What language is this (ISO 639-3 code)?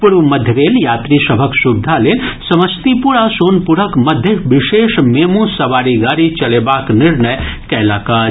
mai